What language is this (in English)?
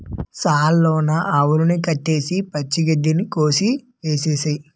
Telugu